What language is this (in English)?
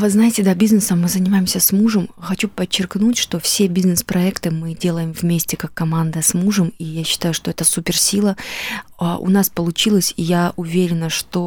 Russian